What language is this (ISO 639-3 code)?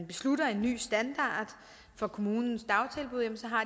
dan